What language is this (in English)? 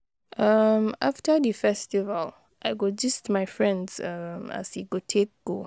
Nigerian Pidgin